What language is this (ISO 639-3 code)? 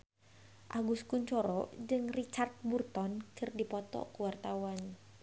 sun